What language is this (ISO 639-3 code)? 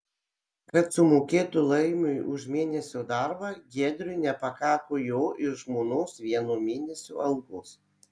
lit